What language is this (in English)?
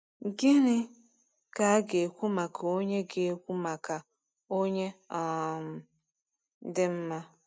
Igbo